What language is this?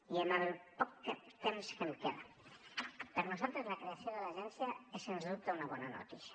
Catalan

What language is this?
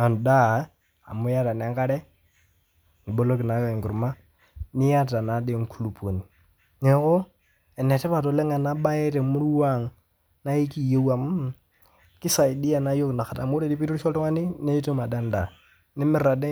Masai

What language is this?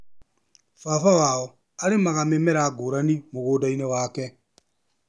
Kikuyu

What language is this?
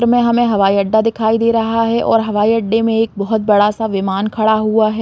Hindi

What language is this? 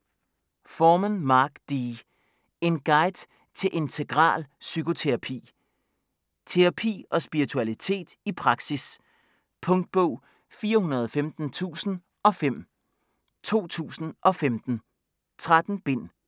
Danish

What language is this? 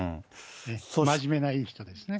Japanese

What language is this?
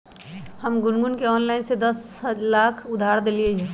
Magahi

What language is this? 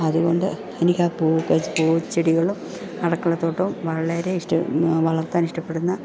Malayalam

